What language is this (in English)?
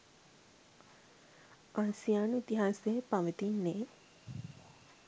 Sinhala